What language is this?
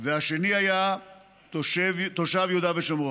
Hebrew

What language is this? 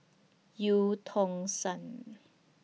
English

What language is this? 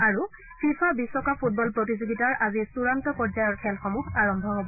Assamese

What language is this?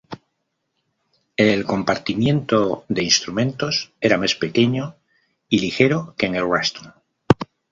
Spanish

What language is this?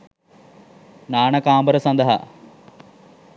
Sinhala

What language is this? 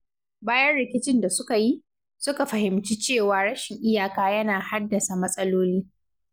Hausa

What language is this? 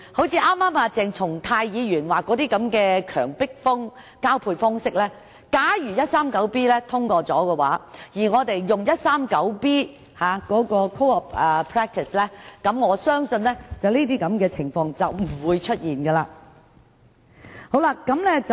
Cantonese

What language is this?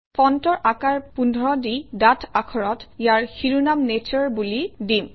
Assamese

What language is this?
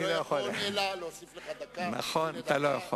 Hebrew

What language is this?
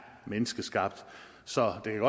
Danish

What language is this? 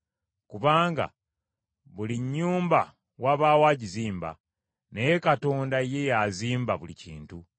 Ganda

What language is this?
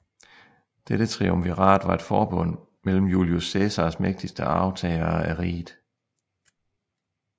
Danish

